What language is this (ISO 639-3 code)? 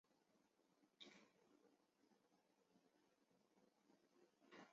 zho